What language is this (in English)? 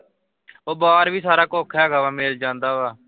Punjabi